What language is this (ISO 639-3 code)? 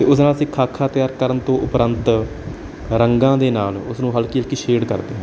pan